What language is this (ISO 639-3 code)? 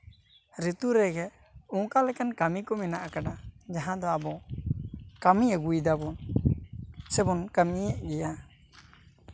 sat